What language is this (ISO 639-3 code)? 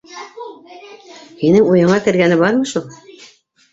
bak